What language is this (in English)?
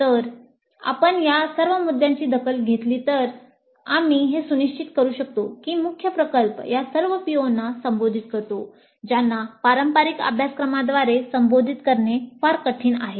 Marathi